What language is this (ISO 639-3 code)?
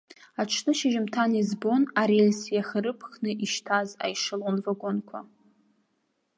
abk